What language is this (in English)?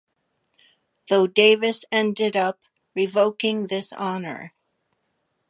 English